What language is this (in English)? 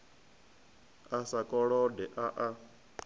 Venda